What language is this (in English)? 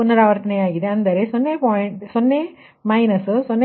Kannada